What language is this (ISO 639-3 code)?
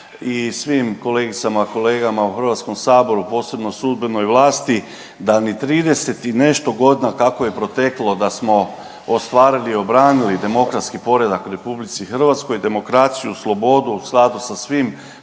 hrv